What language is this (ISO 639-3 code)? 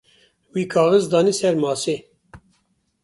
kur